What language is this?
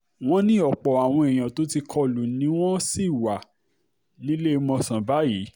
Yoruba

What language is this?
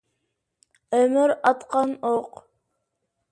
Uyghur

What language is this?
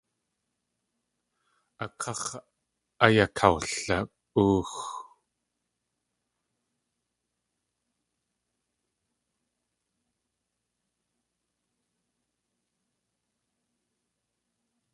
Tlingit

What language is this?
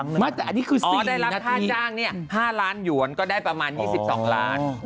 Thai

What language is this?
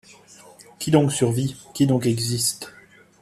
French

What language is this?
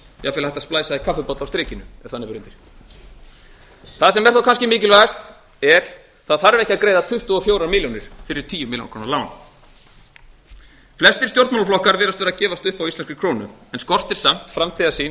Icelandic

